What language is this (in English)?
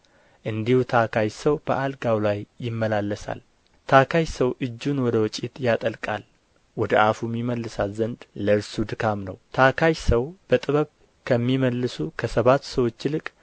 Amharic